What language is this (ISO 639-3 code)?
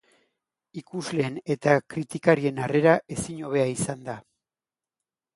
eus